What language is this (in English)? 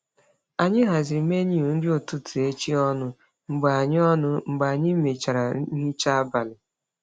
Igbo